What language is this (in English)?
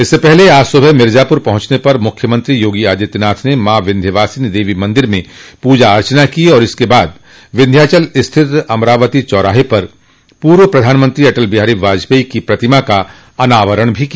Hindi